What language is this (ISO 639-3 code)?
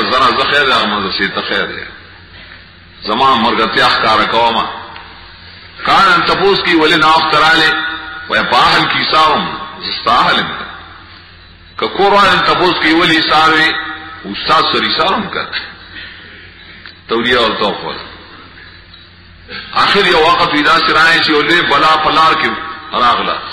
ron